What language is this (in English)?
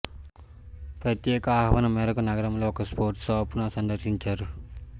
Telugu